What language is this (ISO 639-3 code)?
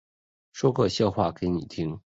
zho